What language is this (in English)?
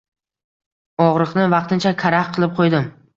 Uzbek